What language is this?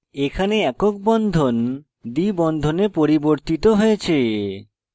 Bangla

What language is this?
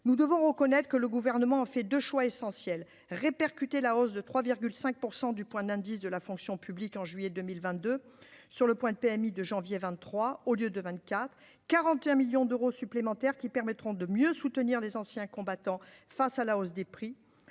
French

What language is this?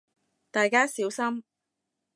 Cantonese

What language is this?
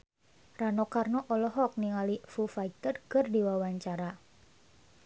Sundanese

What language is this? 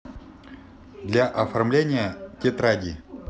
Russian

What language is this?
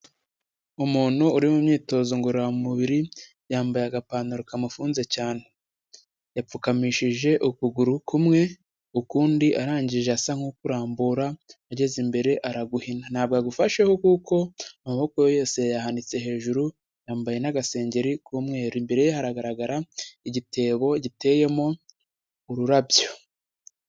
Kinyarwanda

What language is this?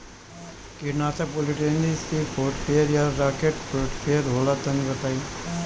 Bhojpuri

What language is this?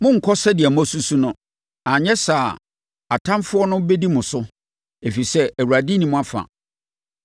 Akan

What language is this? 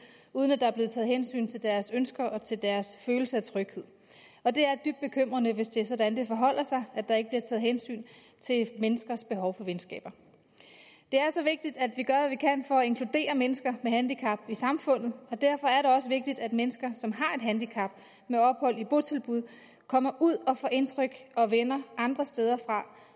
Danish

